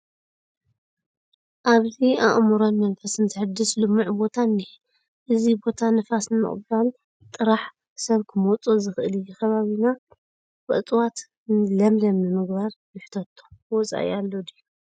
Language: Tigrinya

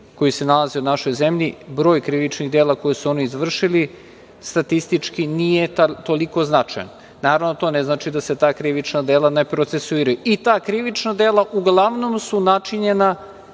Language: Serbian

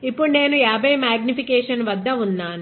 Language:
Telugu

